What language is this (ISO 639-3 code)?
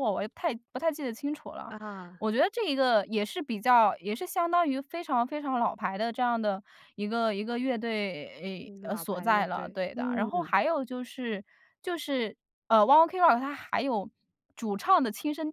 zho